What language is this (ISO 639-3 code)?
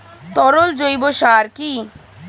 ben